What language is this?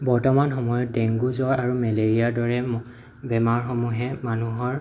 Assamese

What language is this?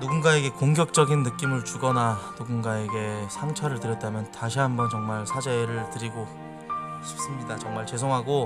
Korean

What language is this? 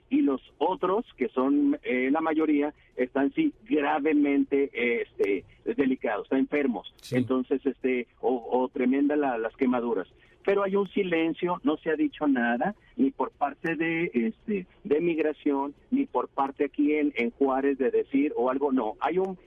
Spanish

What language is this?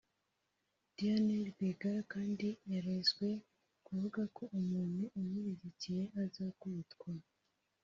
Kinyarwanda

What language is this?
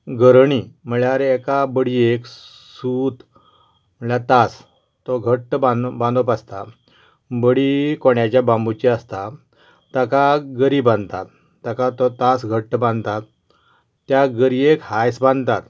Konkani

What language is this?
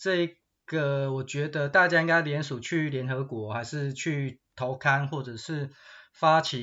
Chinese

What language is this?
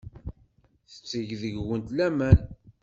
Kabyle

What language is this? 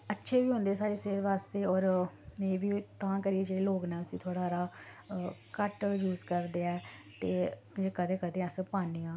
Dogri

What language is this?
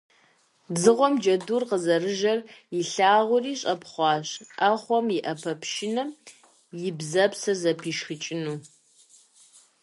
Kabardian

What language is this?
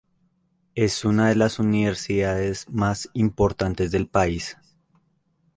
Spanish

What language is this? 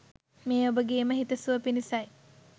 Sinhala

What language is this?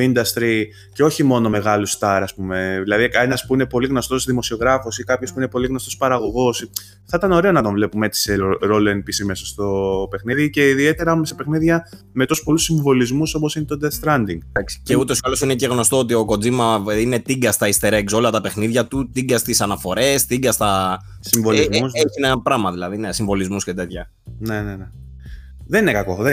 Greek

